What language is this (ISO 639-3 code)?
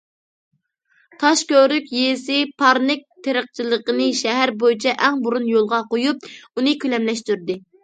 uig